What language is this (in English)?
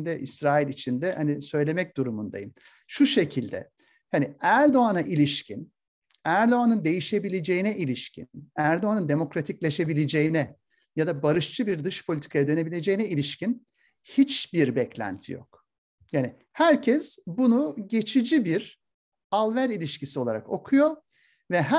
Turkish